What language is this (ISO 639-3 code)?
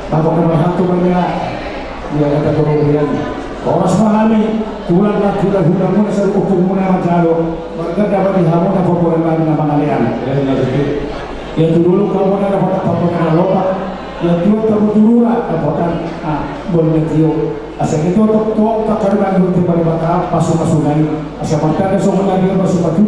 abk